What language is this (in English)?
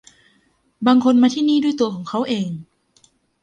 Thai